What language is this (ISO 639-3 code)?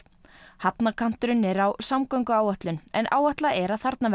isl